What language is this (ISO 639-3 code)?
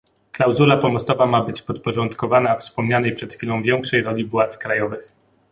pol